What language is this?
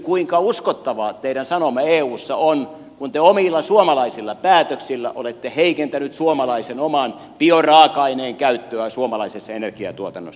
Finnish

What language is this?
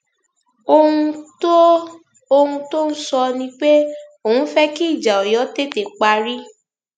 Yoruba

